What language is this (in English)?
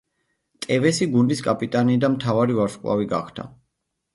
Georgian